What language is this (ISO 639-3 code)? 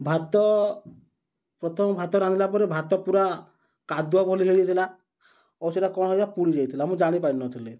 ori